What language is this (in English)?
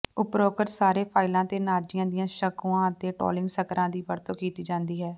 Punjabi